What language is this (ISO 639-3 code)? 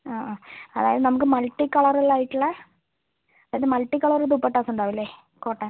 mal